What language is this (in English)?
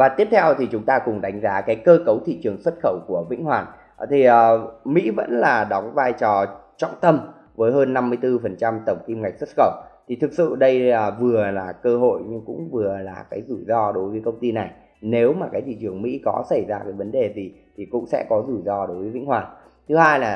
Vietnamese